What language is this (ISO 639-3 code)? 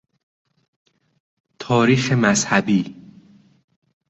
fas